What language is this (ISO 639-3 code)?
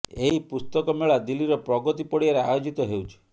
ori